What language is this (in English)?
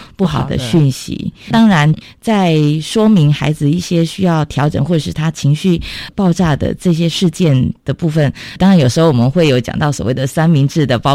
Chinese